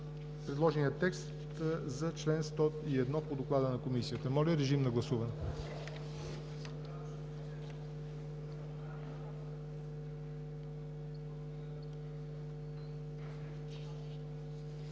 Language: Bulgarian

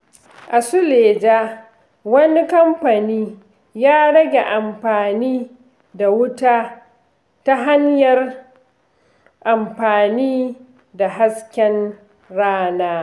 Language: Hausa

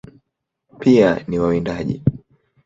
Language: Swahili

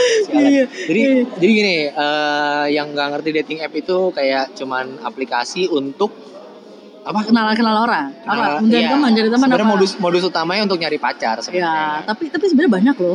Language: Indonesian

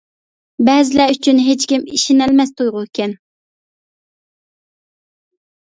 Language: Uyghur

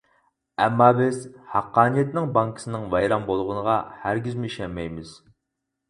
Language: Uyghur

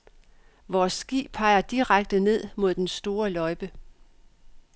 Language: Danish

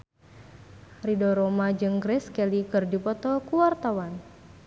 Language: Sundanese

